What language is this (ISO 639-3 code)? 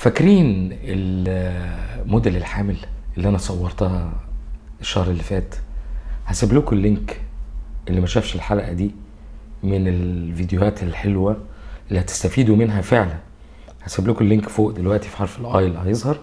ara